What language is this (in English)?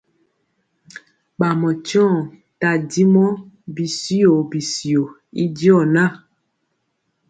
Mpiemo